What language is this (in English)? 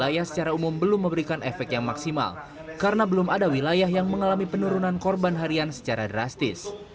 Indonesian